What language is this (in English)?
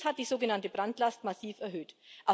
German